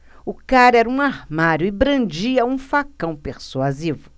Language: Portuguese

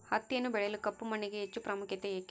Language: Kannada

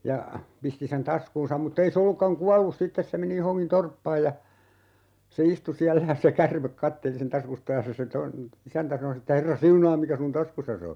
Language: Finnish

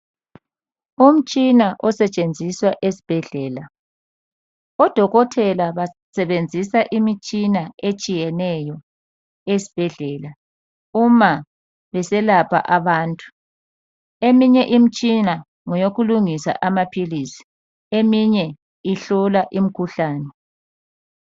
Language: North Ndebele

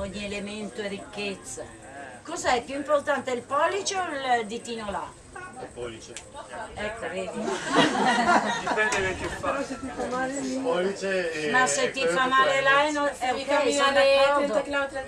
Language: Italian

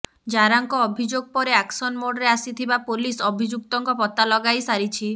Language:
Odia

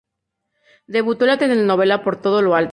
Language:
Spanish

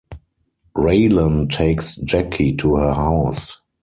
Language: English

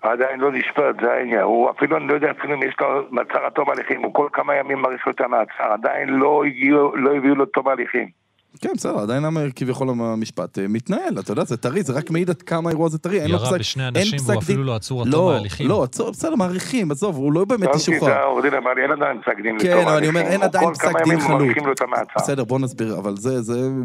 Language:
Hebrew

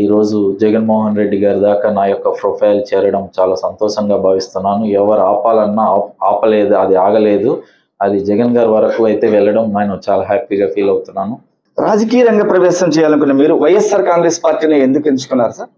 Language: Telugu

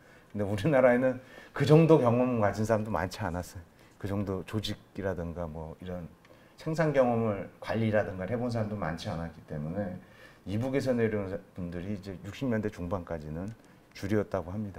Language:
Korean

